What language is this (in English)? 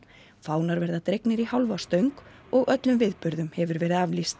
Icelandic